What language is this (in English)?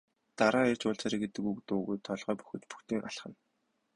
Mongolian